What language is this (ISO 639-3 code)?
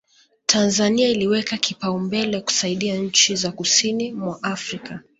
swa